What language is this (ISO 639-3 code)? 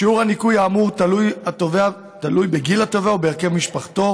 heb